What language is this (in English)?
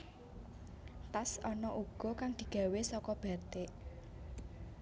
Javanese